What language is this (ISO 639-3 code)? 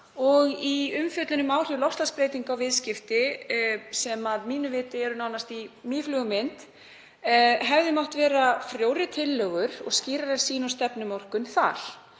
isl